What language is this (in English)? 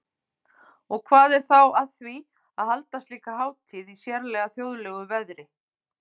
Icelandic